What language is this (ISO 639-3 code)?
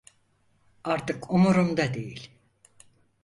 tur